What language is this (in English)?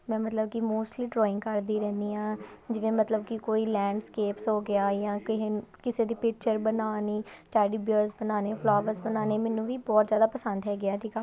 Punjabi